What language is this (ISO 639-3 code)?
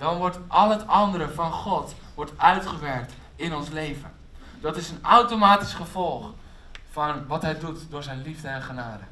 nld